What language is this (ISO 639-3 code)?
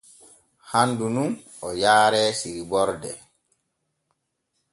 fue